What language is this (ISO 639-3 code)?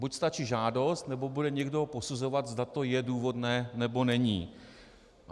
ces